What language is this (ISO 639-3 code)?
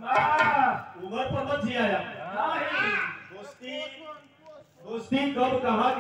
ara